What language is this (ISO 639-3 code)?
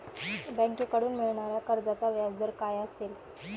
mar